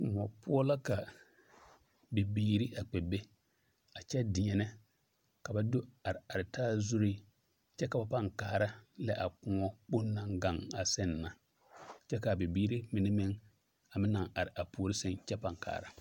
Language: Southern Dagaare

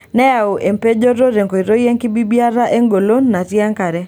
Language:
Masai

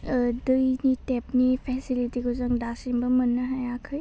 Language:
Bodo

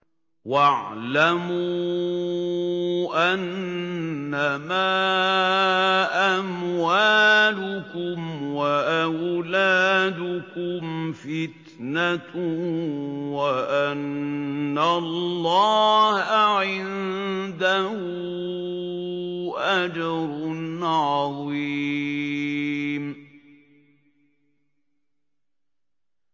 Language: Arabic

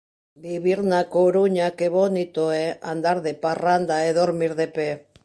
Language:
Galician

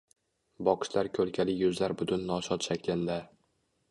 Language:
Uzbek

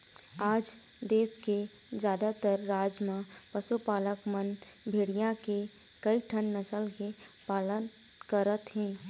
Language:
Chhattisgarhi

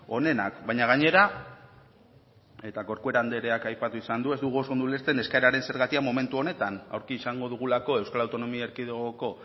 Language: Basque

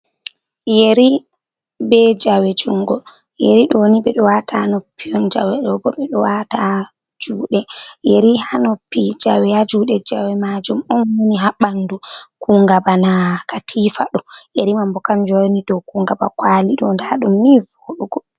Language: Fula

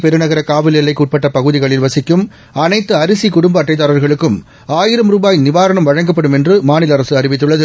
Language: Tamil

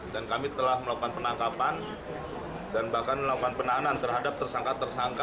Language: Indonesian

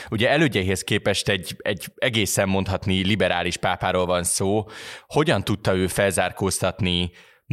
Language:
Hungarian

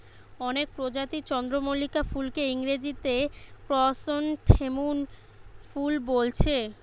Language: Bangla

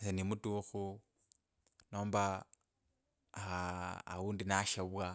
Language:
Kabras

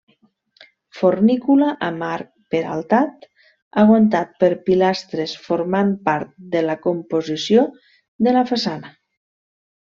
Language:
Catalan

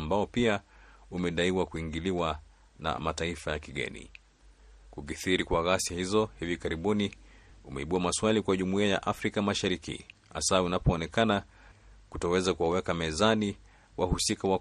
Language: Swahili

